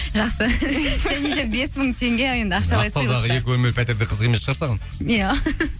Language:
Kazakh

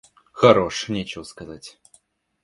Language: Russian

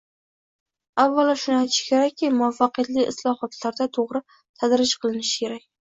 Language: Uzbek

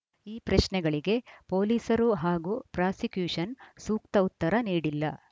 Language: Kannada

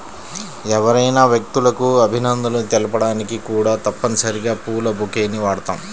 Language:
Telugu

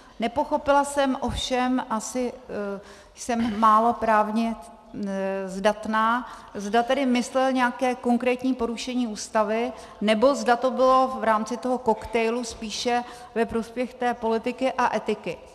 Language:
Czech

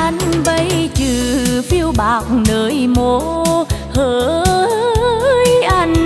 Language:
Vietnamese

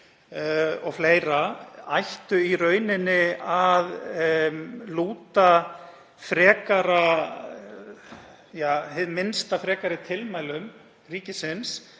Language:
Icelandic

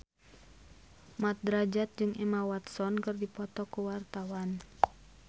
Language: Sundanese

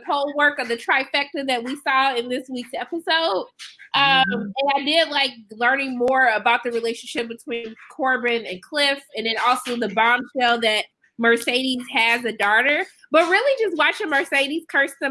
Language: English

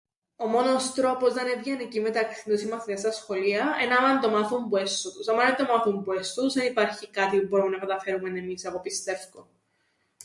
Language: Greek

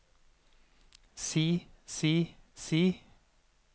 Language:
Norwegian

